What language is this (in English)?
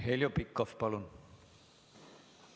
Estonian